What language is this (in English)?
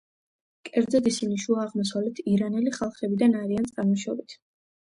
Georgian